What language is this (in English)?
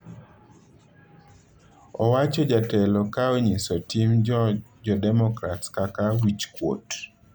Luo (Kenya and Tanzania)